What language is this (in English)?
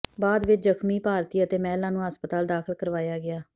Punjabi